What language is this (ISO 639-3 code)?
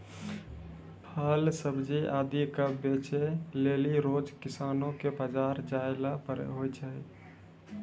mai